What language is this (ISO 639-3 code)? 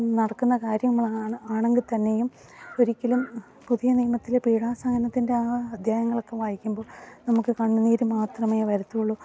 mal